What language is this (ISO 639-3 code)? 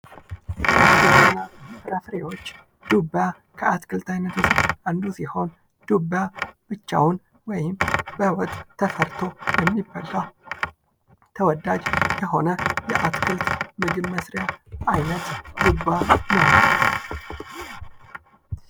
amh